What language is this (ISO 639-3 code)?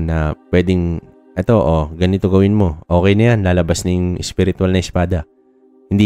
fil